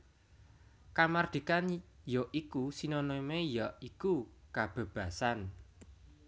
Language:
Javanese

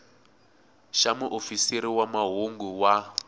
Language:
Tsonga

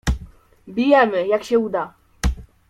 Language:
Polish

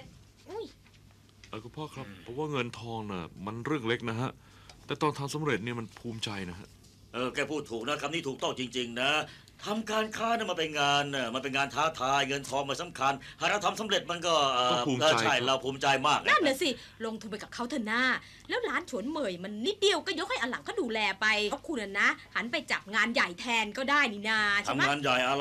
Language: Thai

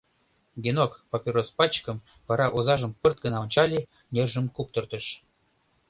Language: Mari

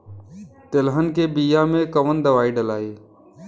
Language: Bhojpuri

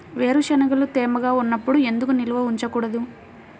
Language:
Telugu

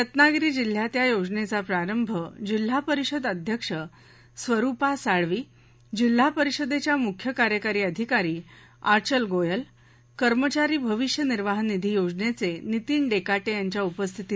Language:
Marathi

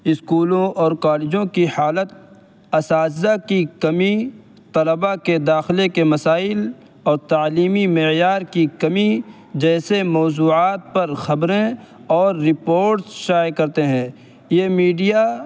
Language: Urdu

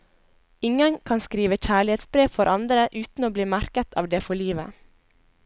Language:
Norwegian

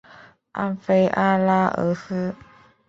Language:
Chinese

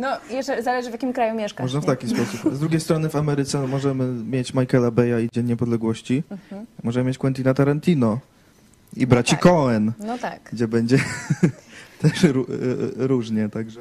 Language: Polish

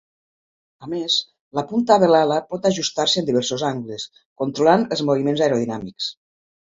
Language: Catalan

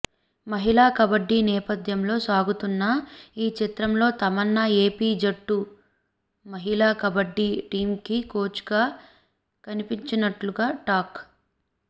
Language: Telugu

